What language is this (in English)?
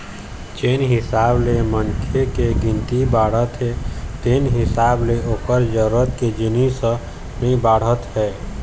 Chhattisgarhi